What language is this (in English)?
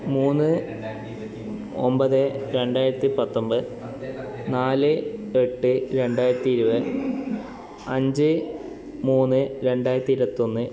Malayalam